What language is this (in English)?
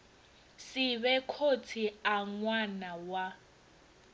Venda